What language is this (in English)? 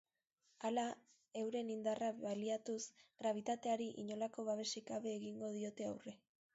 Basque